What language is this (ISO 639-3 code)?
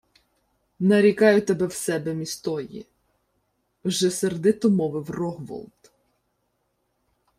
ukr